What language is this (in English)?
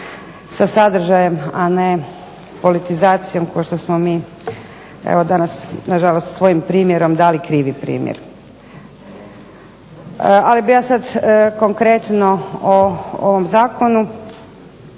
Croatian